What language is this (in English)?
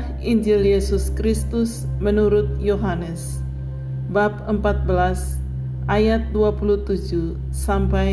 Indonesian